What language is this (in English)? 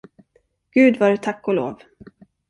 Swedish